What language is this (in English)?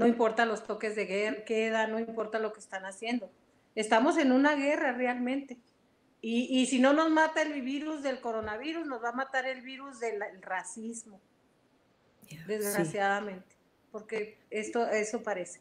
Spanish